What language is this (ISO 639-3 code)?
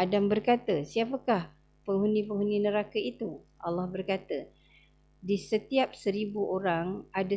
msa